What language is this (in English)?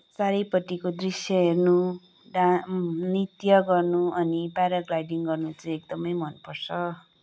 Nepali